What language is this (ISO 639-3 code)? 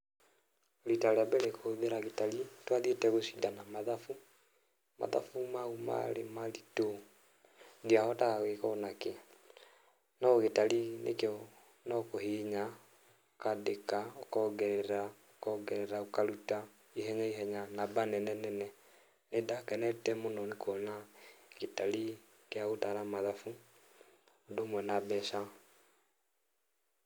kik